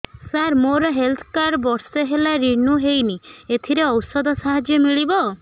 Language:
Odia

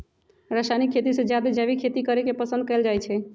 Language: Magahi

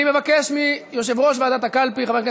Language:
Hebrew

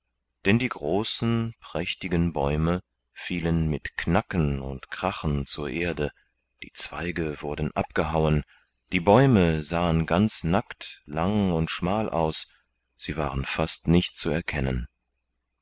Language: German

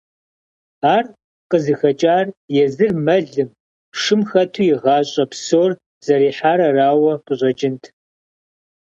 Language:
Kabardian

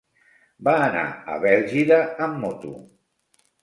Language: Catalan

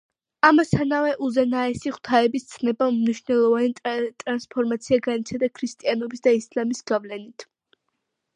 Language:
Georgian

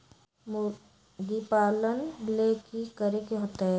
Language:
Magahi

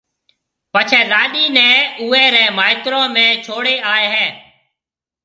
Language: Marwari (Pakistan)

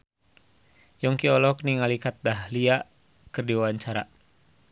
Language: Sundanese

